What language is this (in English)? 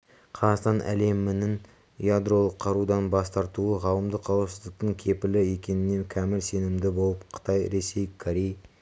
Kazakh